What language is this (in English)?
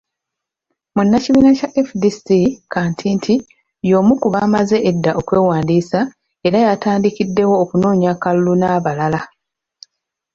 Ganda